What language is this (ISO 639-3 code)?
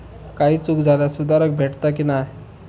mar